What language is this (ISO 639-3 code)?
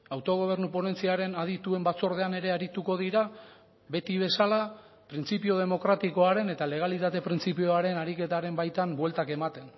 eus